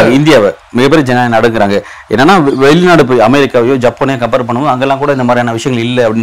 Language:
Tamil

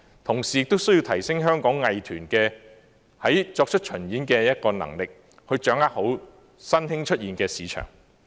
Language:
Cantonese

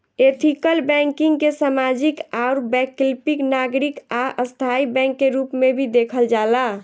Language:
Bhojpuri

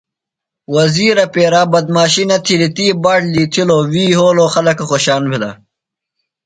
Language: Phalura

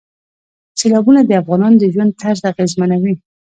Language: Pashto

